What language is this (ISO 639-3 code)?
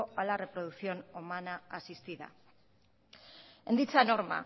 spa